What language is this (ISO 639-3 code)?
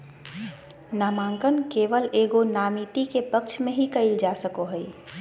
mag